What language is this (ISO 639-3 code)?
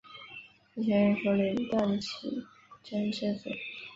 zho